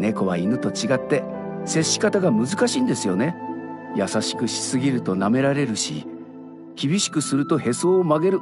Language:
Japanese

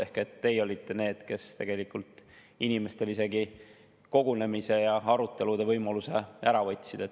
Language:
Estonian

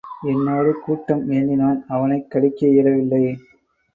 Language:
Tamil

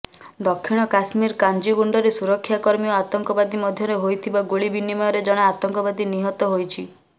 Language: Odia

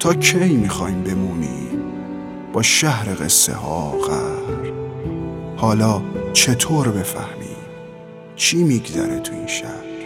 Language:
Persian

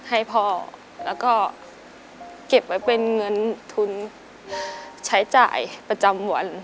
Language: Thai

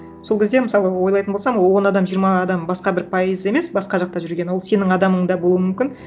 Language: Kazakh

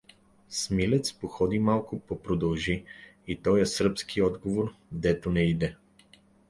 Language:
Bulgarian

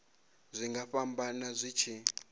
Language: Venda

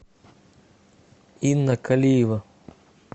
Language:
Russian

